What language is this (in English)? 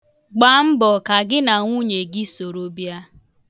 Igbo